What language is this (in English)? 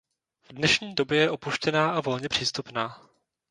Czech